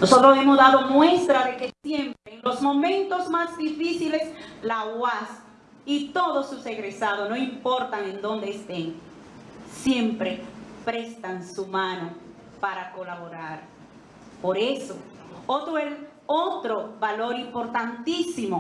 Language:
Spanish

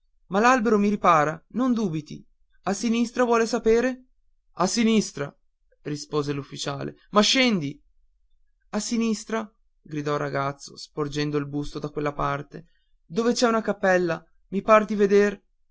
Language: Italian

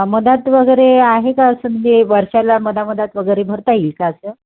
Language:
Marathi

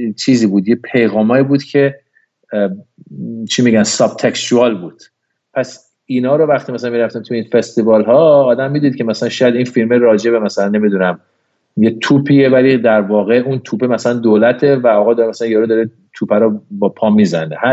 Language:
Persian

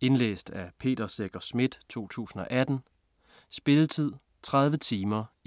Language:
Danish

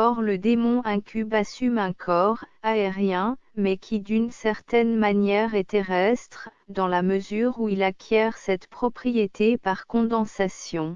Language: French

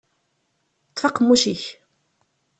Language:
Kabyle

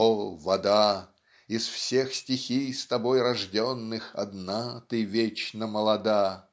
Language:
Russian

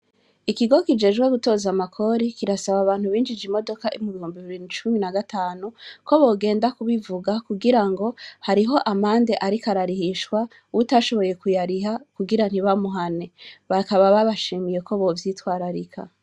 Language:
Rundi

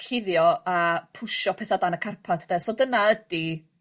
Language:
Welsh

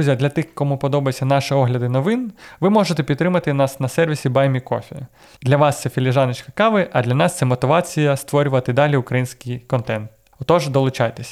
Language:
Ukrainian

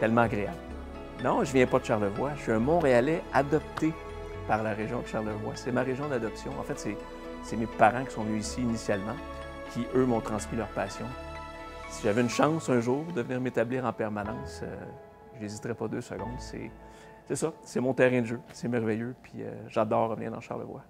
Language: French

